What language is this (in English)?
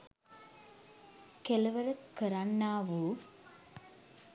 Sinhala